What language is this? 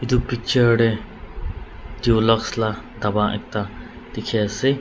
Naga Pidgin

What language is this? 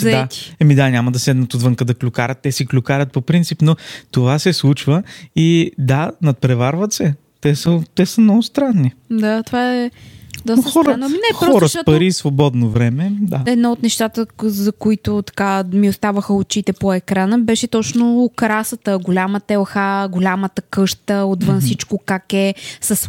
Bulgarian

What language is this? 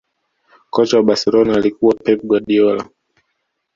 Swahili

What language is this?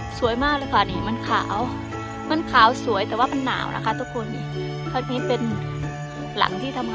Thai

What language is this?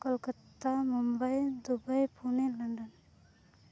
Santali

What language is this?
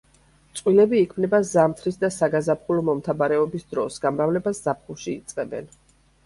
Georgian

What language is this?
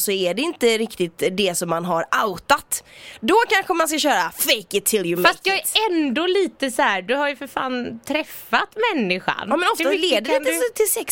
Swedish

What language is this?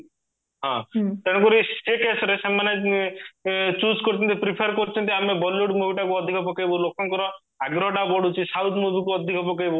Odia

